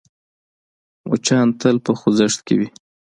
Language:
Pashto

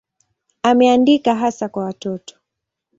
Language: Swahili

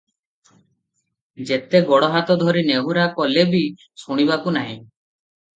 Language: Odia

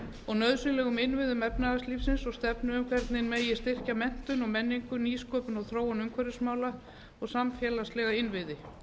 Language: Icelandic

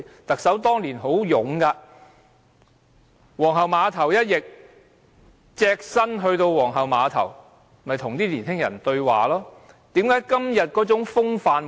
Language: Cantonese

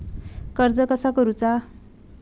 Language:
Marathi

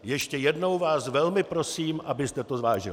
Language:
Czech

